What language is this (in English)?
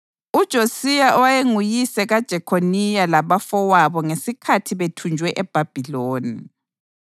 North Ndebele